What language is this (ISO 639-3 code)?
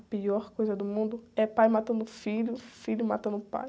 por